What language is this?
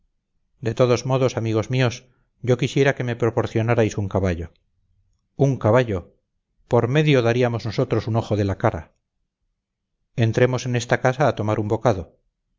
Spanish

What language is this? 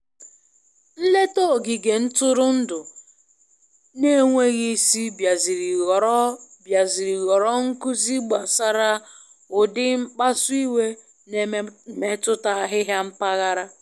Igbo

